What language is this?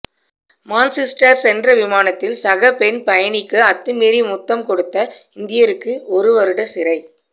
Tamil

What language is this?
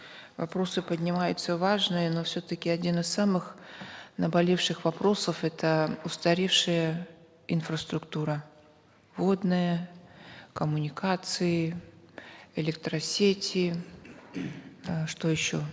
Kazakh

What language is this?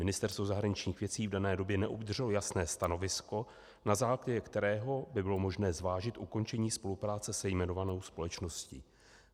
Czech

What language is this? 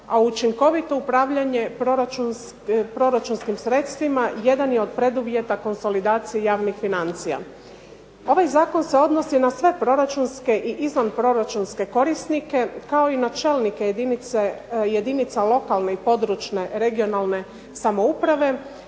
Croatian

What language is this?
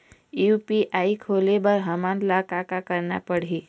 Chhattisgarhi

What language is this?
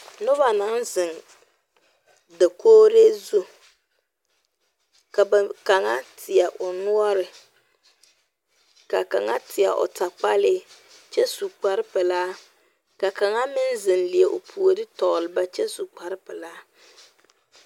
Southern Dagaare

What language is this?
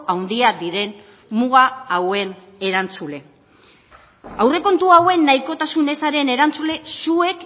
Basque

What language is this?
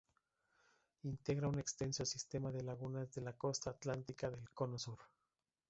Spanish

